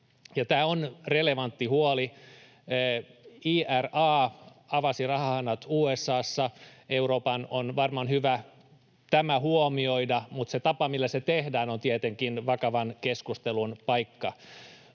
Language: Finnish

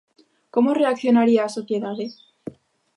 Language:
Galician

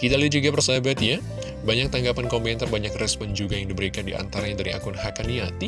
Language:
Indonesian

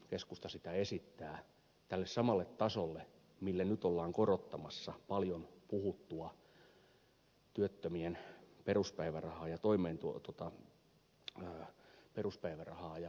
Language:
Finnish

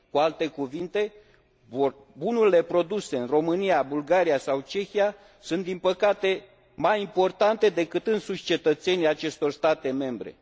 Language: Romanian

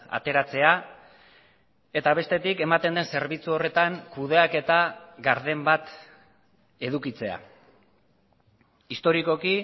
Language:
Basque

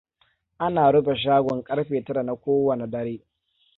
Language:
Hausa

